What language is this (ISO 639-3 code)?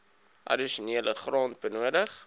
afr